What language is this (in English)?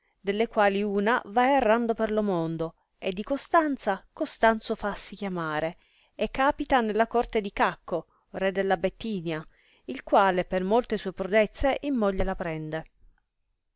Italian